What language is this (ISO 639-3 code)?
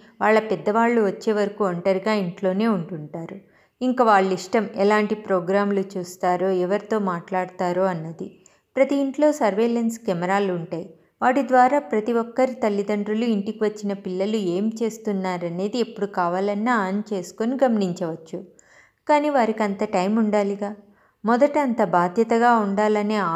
tel